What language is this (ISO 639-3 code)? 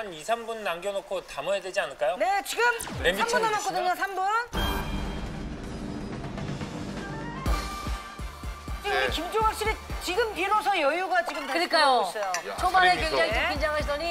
kor